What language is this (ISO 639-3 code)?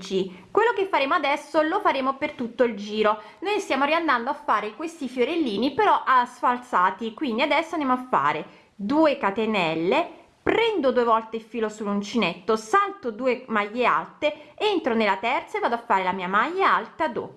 ita